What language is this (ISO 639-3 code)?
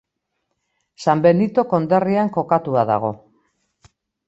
eus